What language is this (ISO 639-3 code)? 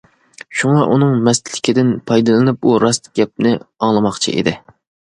uig